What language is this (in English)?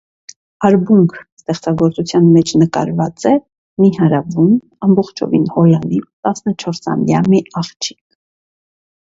Armenian